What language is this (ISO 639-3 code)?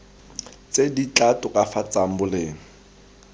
tsn